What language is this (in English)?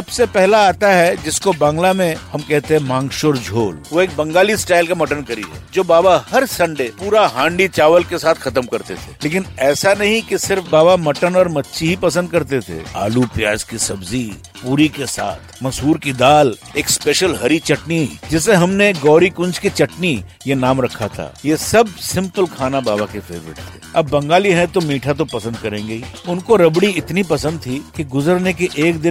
Hindi